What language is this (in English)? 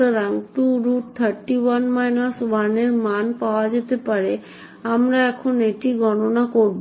Bangla